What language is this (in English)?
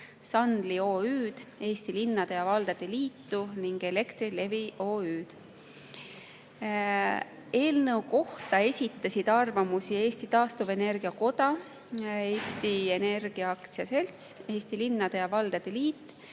Estonian